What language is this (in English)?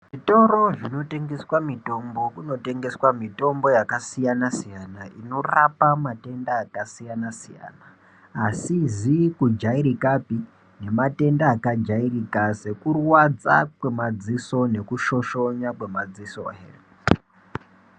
Ndau